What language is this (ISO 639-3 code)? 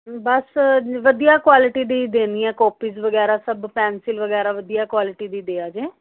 pan